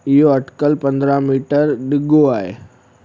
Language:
Sindhi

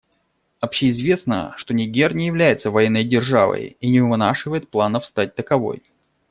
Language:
Russian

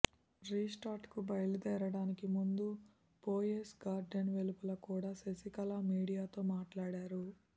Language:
Telugu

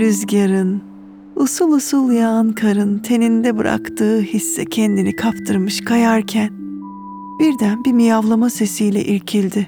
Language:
Turkish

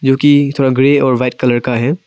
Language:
Hindi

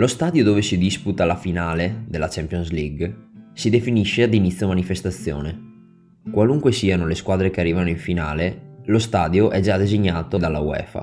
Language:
Italian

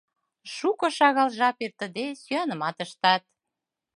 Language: Mari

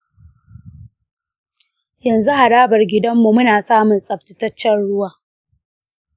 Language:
Hausa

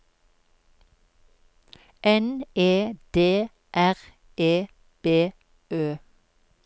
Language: Norwegian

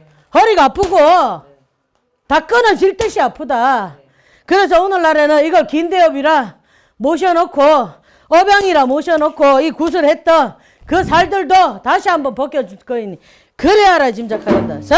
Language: Korean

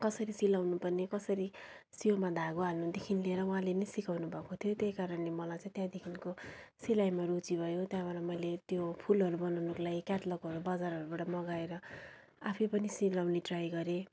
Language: Nepali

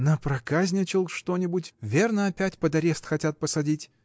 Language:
Russian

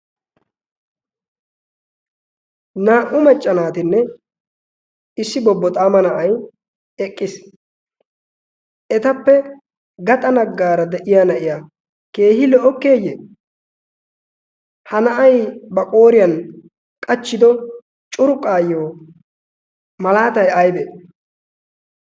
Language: Wolaytta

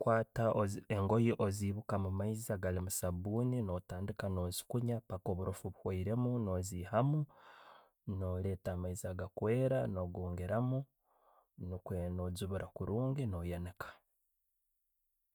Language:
Tooro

